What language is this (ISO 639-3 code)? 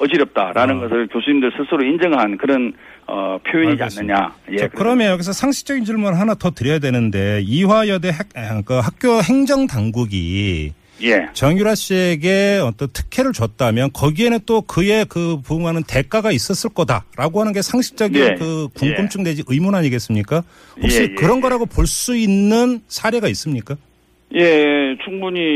kor